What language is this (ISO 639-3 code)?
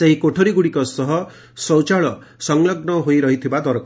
ori